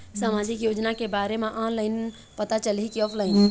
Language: Chhattisgarhi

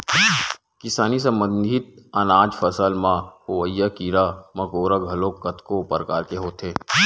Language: Chhattisgarhi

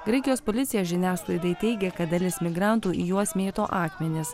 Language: Lithuanian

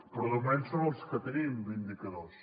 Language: Catalan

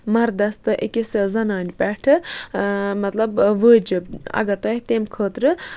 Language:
Kashmiri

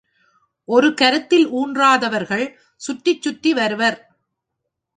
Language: Tamil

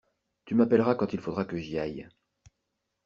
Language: French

